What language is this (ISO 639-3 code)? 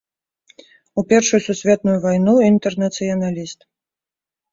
bel